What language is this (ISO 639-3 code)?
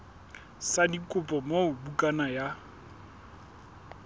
sot